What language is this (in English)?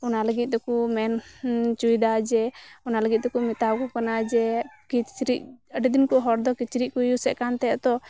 Santali